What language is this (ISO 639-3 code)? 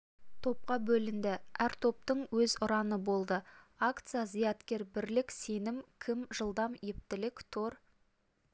kaz